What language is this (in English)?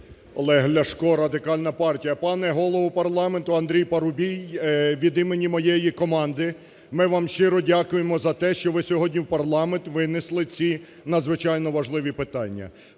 Ukrainian